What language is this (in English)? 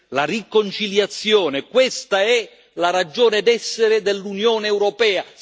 Italian